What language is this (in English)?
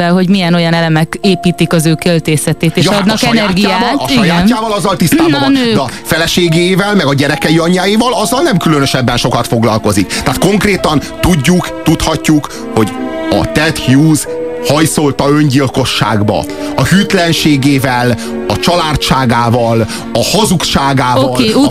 Hungarian